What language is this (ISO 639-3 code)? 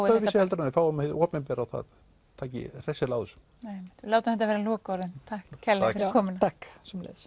isl